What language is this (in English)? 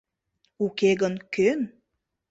Mari